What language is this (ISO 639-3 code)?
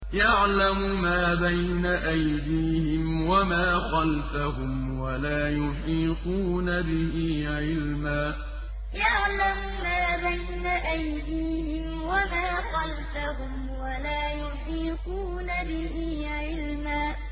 ara